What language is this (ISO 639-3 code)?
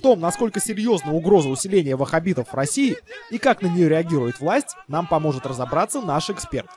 rus